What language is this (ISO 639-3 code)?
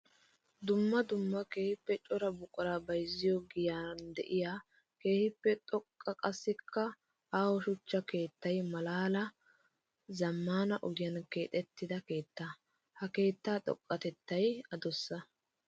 wal